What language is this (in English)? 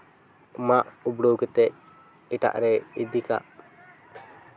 Santali